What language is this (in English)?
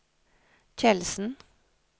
Norwegian